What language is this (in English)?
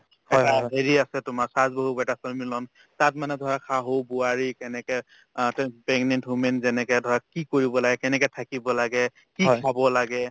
Assamese